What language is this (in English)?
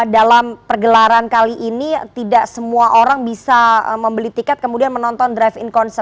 Indonesian